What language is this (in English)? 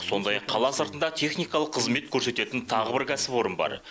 Kazakh